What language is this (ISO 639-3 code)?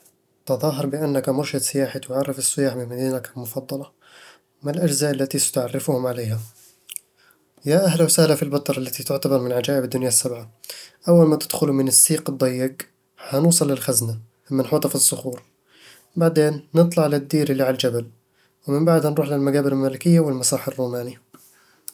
avl